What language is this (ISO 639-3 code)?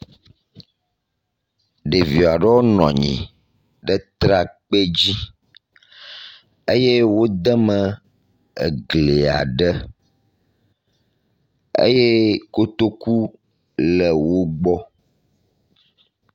ewe